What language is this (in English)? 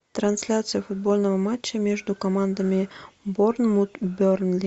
Russian